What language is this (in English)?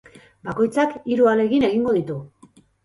Basque